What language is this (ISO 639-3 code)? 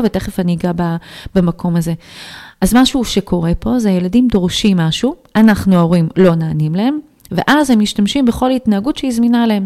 heb